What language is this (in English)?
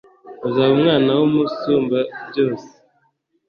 Kinyarwanda